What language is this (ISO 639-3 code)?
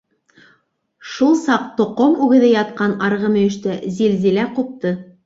bak